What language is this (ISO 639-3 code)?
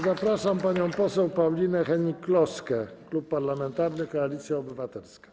pol